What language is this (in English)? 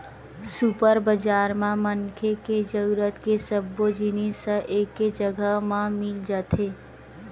Chhattisgarhi